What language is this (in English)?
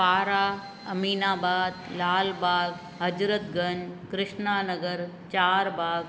Sindhi